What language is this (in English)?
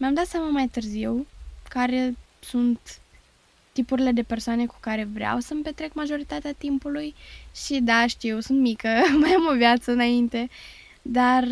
Romanian